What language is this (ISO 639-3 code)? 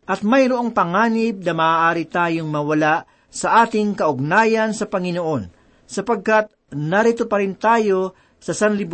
fil